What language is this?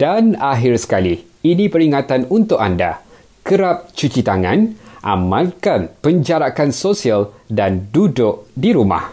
Malay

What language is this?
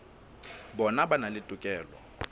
Southern Sotho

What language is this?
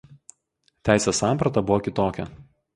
Lithuanian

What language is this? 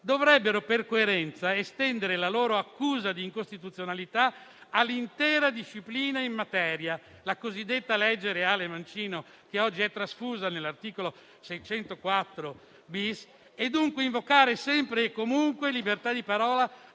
Italian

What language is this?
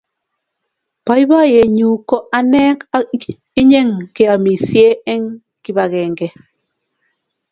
Kalenjin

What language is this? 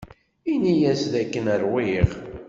Kabyle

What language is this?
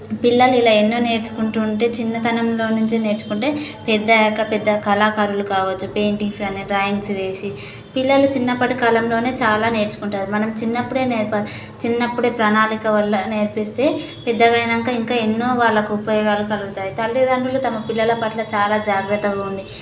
Telugu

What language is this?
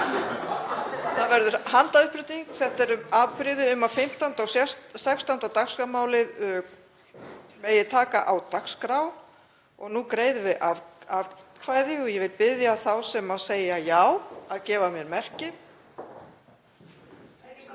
Icelandic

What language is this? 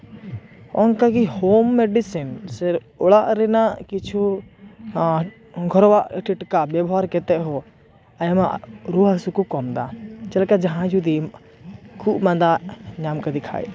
Santali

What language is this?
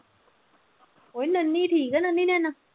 Punjabi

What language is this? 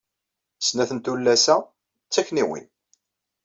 Kabyle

